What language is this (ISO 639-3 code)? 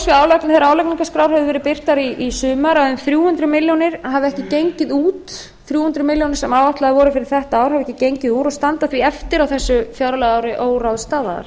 isl